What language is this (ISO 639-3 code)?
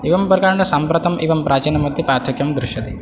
san